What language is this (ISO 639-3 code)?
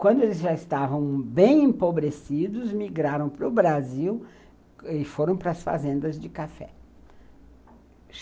por